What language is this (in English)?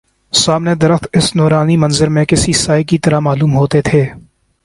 Urdu